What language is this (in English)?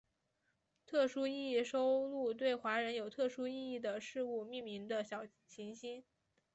Chinese